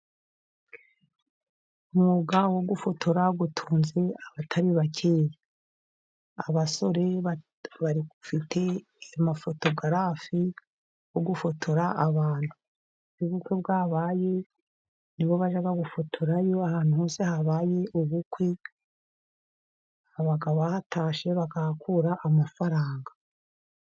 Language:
Kinyarwanda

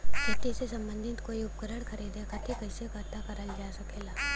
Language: Bhojpuri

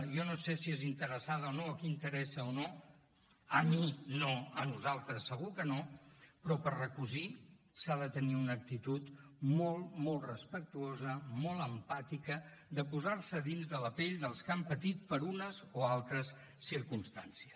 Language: Catalan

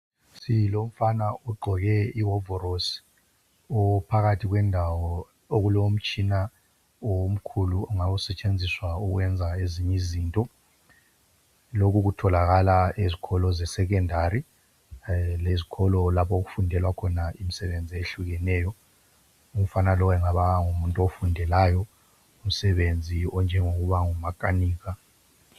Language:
North Ndebele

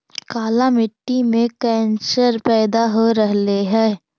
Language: Magahi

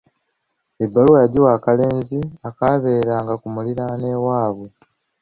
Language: Ganda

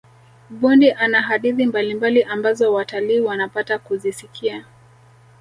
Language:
Swahili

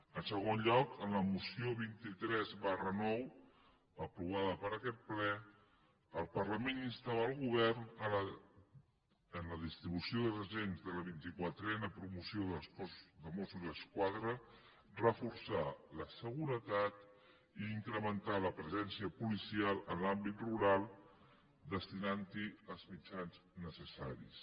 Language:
Catalan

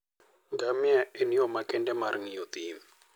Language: Luo (Kenya and Tanzania)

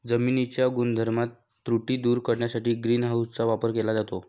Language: Marathi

